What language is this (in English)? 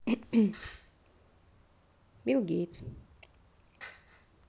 Russian